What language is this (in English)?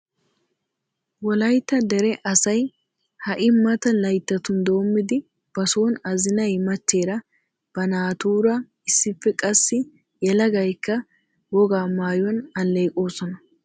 Wolaytta